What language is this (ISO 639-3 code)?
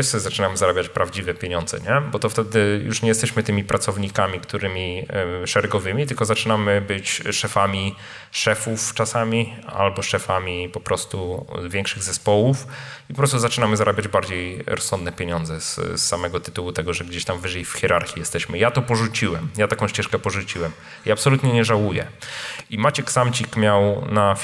pol